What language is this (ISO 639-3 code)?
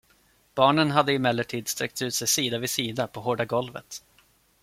swe